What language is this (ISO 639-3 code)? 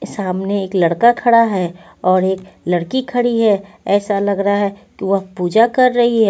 hin